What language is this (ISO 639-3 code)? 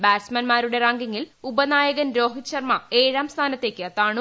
mal